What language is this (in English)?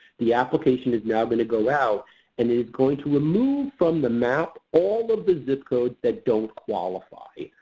English